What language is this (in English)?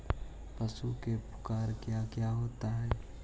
Magahi